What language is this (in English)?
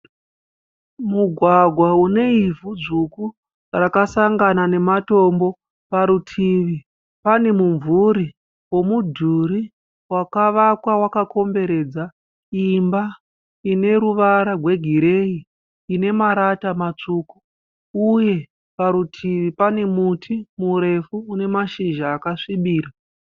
Shona